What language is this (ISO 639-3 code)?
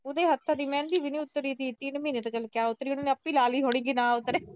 pan